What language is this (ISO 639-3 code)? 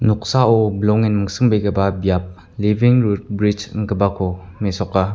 grt